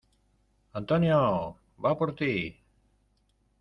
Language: Spanish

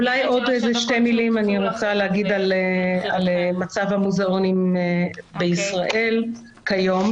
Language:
Hebrew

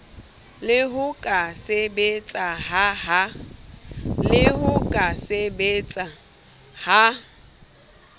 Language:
Southern Sotho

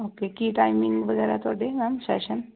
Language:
Punjabi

